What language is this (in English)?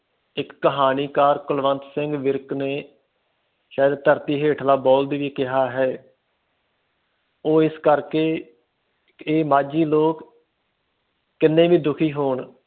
Punjabi